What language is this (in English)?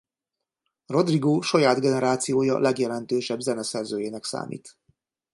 Hungarian